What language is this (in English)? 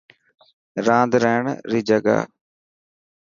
Dhatki